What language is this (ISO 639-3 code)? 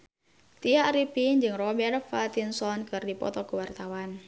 sun